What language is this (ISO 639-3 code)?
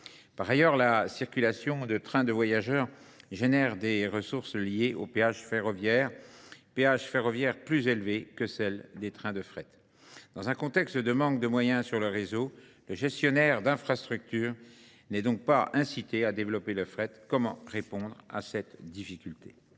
fra